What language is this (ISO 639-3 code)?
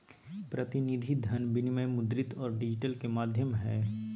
mag